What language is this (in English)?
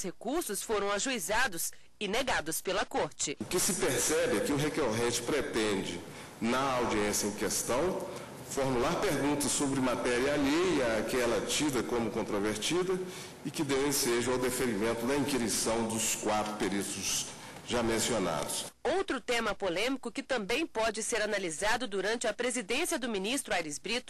Portuguese